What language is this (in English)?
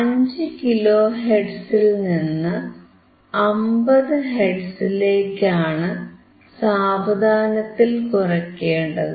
Malayalam